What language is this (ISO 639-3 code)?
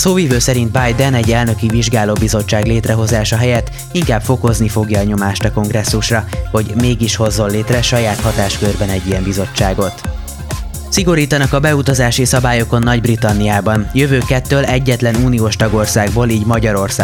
hun